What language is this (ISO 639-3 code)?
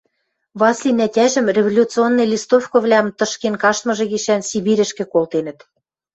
mrj